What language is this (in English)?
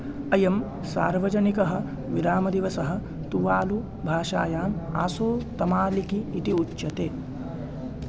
Sanskrit